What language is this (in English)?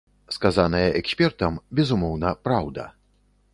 Belarusian